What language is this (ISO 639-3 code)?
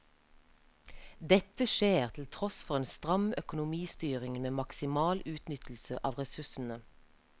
nor